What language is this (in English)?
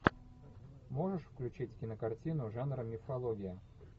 Russian